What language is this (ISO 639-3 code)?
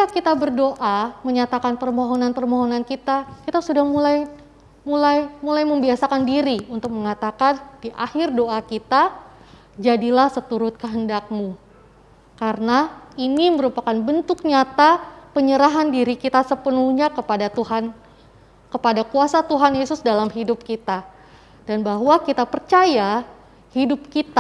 ind